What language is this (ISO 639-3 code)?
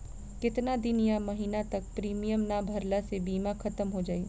bho